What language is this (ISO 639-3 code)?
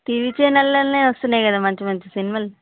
tel